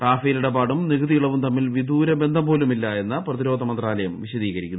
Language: Malayalam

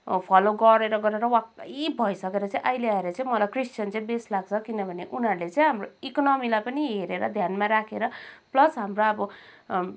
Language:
Nepali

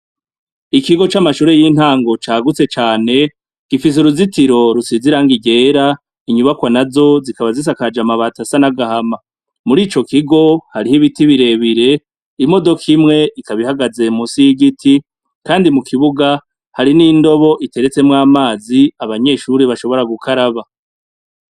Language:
Rundi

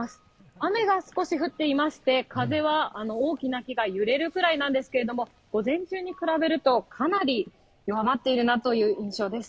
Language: Japanese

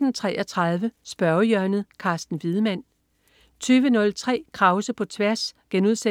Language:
Danish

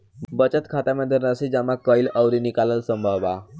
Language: Bhojpuri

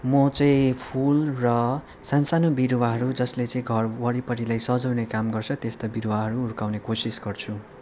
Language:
Nepali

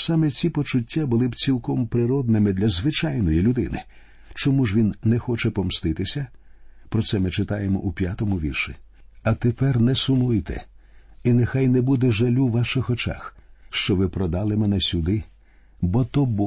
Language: Ukrainian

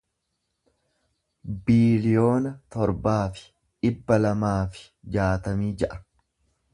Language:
Oromo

